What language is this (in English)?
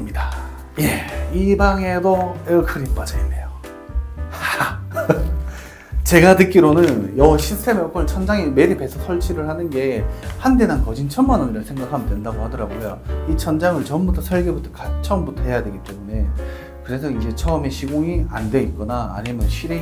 Korean